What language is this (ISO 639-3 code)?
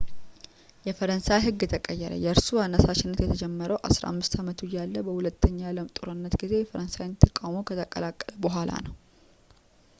amh